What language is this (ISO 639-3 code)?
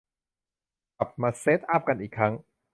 tha